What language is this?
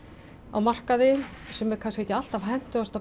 Icelandic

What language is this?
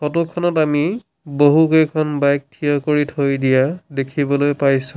Assamese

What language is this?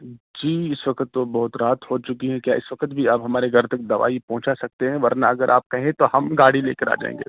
Urdu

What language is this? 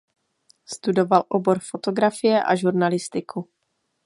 Czech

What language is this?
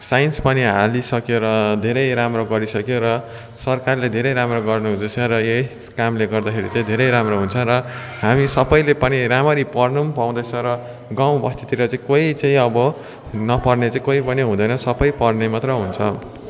Nepali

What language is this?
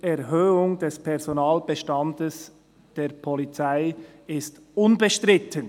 Swiss German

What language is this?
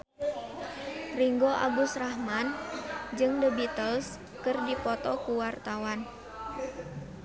Sundanese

